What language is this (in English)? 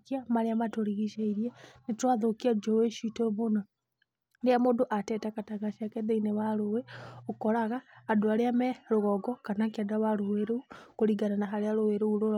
Kikuyu